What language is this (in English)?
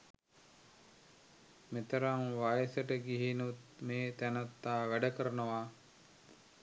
Sinhala